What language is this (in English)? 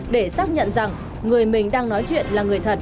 Vietnamese